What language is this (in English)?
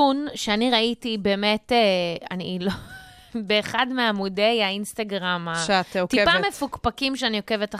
Hebrew